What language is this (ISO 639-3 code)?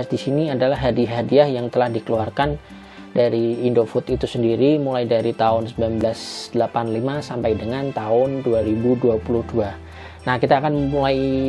ind